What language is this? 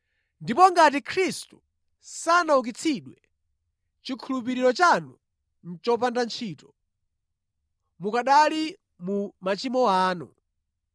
Nyanja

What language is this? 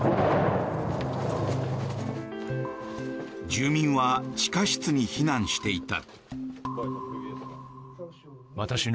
Japanese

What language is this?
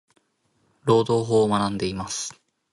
Japanese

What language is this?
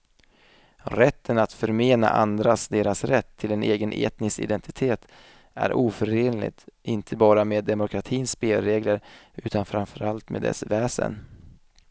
Swedish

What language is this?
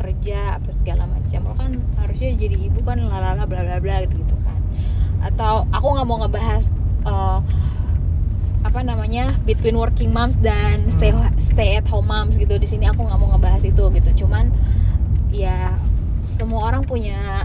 Indonesian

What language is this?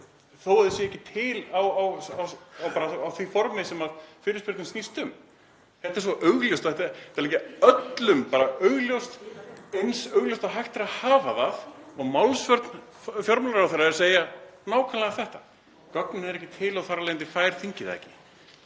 Icelandic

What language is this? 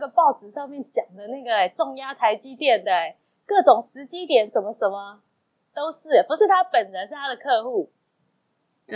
Chinese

